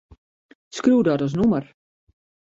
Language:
Western Frisian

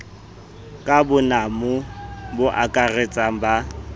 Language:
Southern Sotho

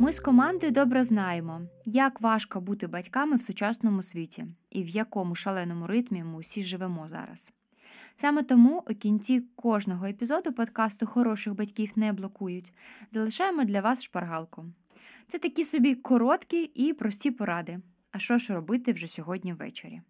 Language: Ukrainian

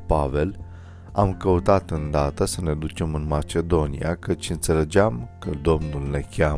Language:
Romanian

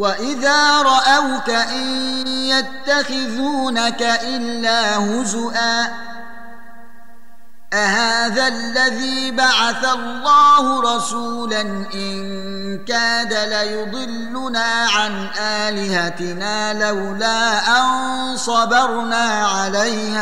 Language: Arabic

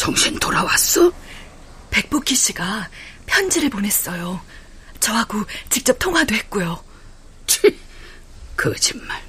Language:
Korean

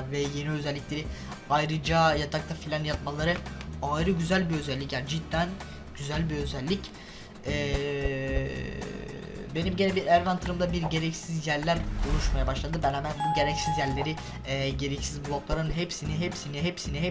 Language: Turkish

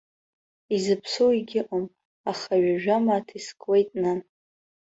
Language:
Abkhazian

